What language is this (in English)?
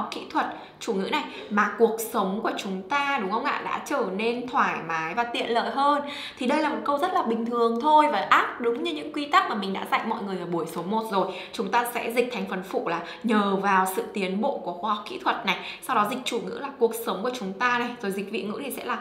Vietnamese